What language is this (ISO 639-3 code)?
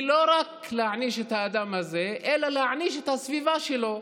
heb